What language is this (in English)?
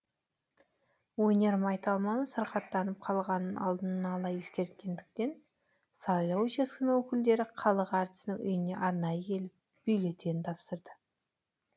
Kazakh